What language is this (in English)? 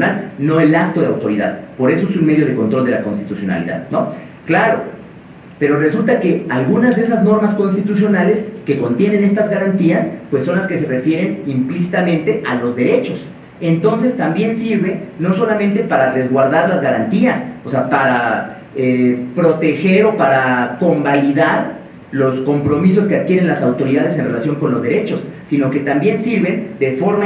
Spanish